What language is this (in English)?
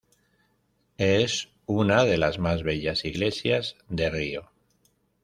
Spanish